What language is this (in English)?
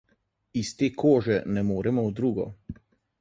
Slovenian